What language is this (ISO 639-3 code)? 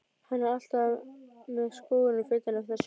isl